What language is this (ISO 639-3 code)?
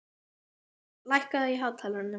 isl